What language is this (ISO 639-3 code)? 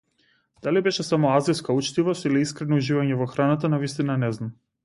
mkd